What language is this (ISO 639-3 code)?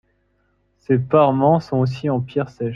fra